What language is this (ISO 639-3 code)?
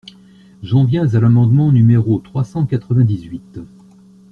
fra